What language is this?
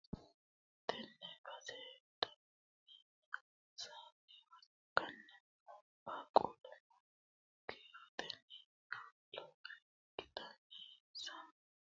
Sidamo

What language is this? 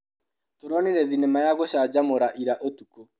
Kikuyu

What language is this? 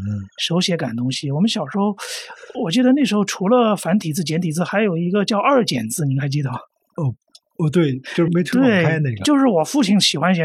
Chinese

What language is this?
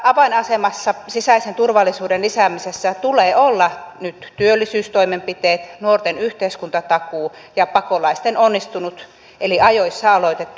Finnish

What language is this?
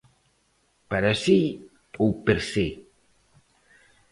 Galician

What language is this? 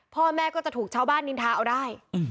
Thai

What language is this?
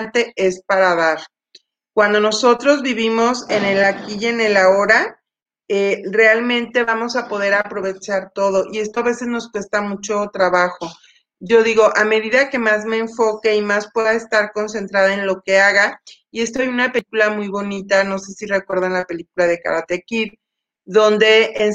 Spanish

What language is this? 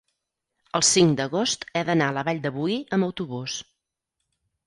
Catalan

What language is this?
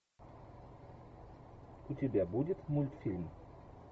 Russian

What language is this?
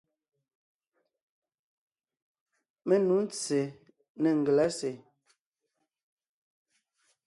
Ngiemboon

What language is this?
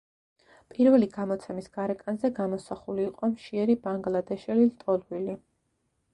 Georgian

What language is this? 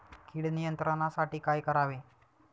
Marathi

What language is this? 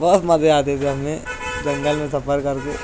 Urdu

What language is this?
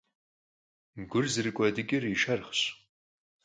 Kabardian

